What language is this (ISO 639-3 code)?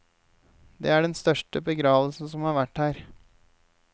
nor